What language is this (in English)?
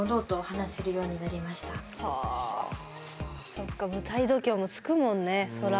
Japanese